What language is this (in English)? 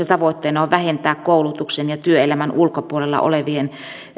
Finnish